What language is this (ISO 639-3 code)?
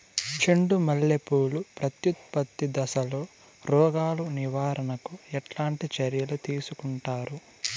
tel